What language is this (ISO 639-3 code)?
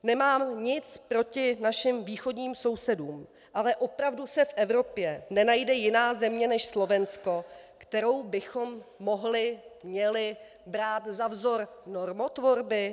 ces